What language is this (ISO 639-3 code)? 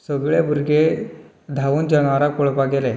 kok